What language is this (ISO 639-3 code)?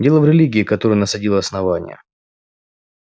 rus